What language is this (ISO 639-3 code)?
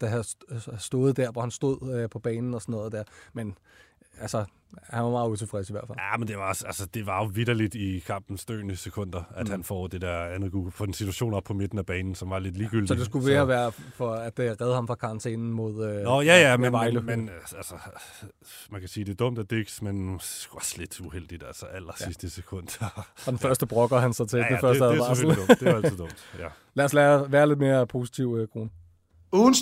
dan